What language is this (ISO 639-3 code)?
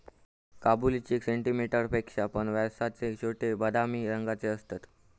mar